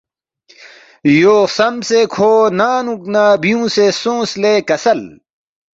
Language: Balti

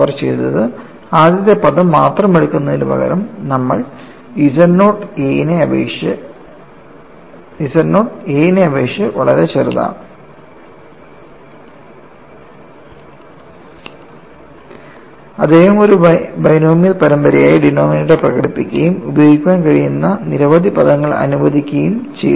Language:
Malayalam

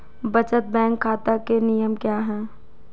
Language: Hindi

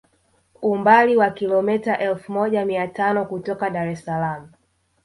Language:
Swahili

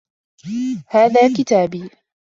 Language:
Arabic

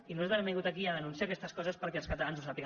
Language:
Catalan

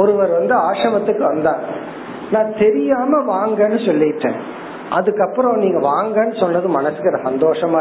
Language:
Tamil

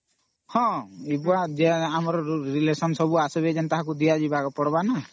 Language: Odia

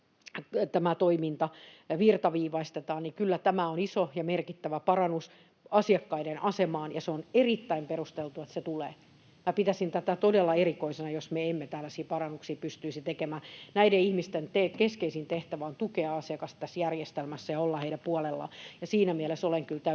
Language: Finnish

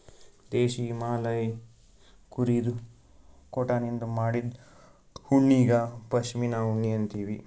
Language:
Kannada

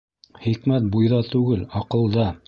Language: Bashkir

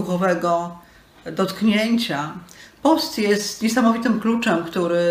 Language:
Polish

